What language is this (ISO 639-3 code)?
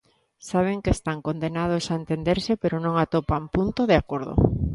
glg